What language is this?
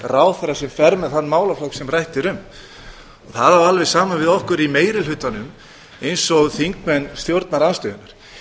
Icelandic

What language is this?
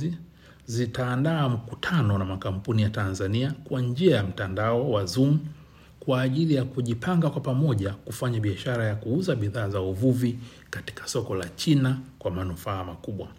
Swahili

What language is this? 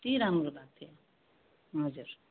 Nepali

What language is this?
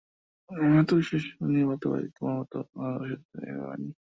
Bangla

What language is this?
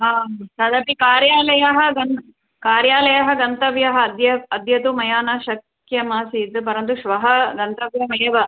Sanskrit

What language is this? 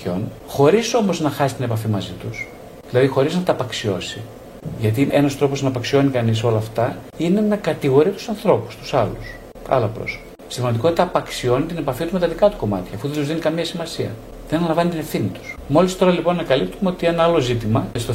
Greek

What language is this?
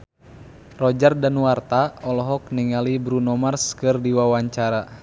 Sundanese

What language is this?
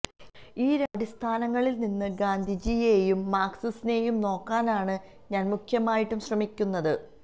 Malayalam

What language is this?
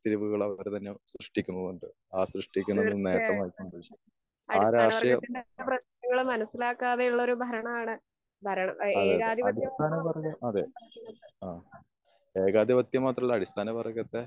Malayalam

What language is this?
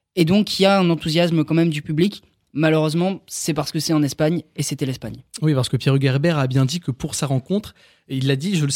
French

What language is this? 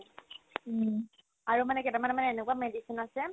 Assamese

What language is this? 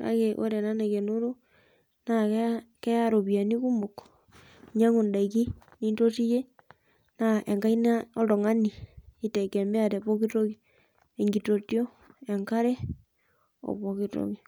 Masai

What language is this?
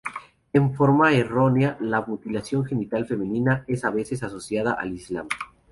Spanish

